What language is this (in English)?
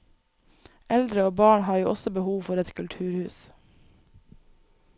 Norwegian